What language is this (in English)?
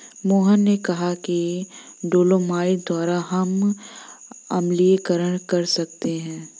Hindi